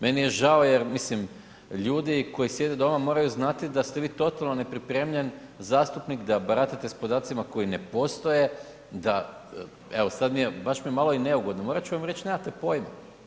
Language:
Croatian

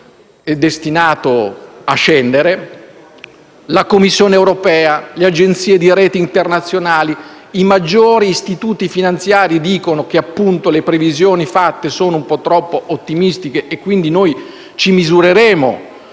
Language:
Italian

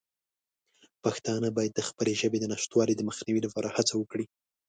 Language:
Pashto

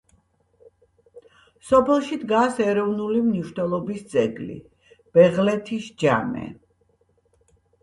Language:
Georgian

